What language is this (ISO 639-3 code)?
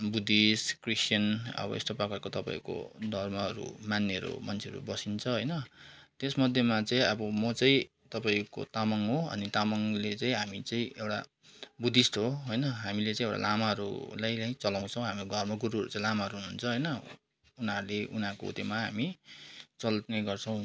nep